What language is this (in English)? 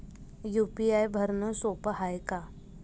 Marathi